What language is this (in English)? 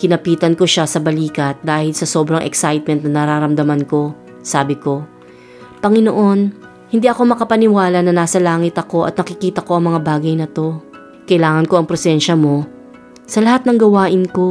Filipino